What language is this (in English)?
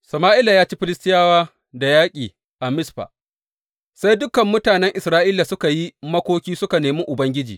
Hausa